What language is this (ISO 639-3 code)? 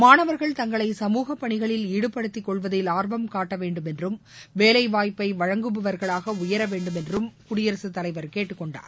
tam